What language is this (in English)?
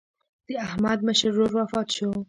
Pashto